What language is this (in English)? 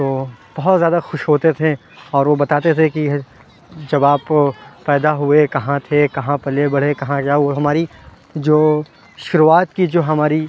Urdu